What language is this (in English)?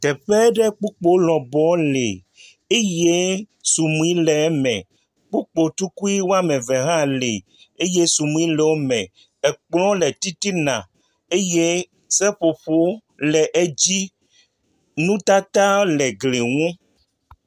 Ewe